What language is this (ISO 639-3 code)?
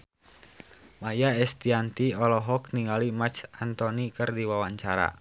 sun